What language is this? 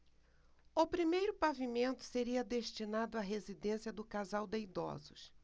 Portuguese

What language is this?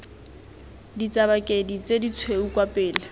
Tswana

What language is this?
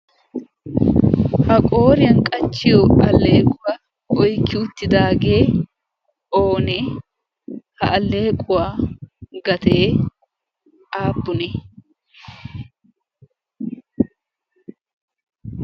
Wolaytta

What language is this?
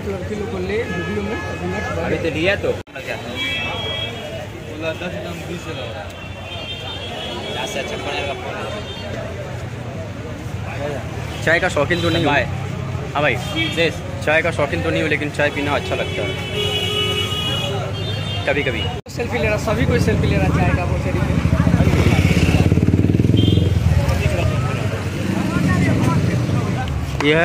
Hindi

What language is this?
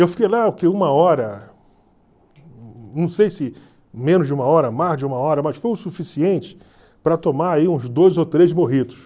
Portuguese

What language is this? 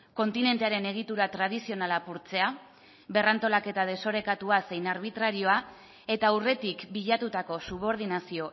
Basque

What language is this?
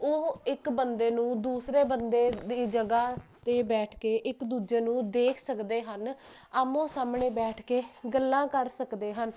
Punjabi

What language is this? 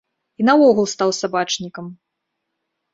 Belarusian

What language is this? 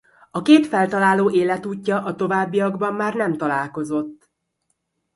Hungarian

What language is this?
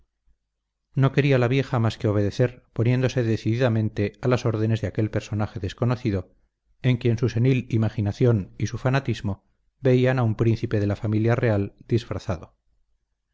Spanish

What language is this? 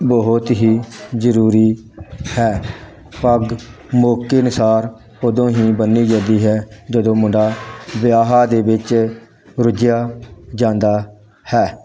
Punjabi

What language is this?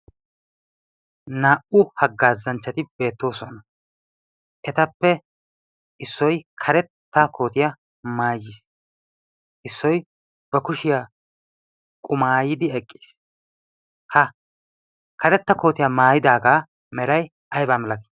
Wolaytta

